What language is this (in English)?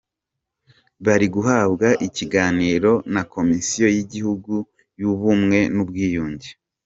Kinyarwanda